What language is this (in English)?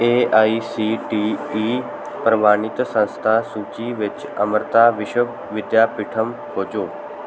Punjabi